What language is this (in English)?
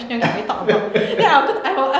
English